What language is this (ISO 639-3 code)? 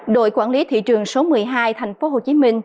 vie